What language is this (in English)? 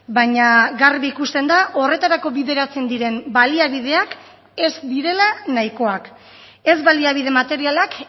Basque